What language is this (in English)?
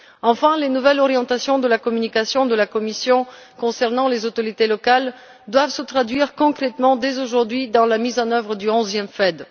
French